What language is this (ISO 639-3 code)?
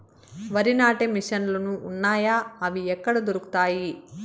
tel